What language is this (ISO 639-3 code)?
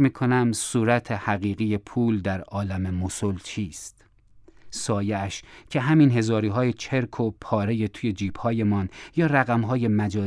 fas